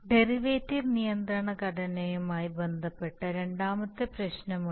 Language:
Malayalam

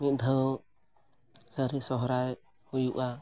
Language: Santali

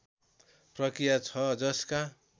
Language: Nepali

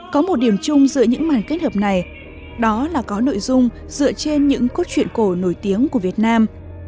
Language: Vietnamese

